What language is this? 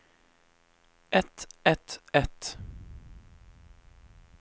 Norwegian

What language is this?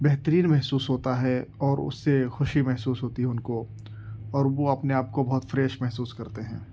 Urdu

